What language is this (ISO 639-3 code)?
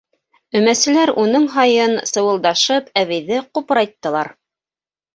bak